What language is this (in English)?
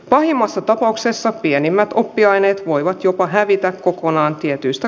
Finnish